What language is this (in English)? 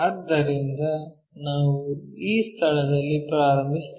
Kannada